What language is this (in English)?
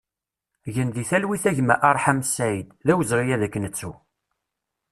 Kabyle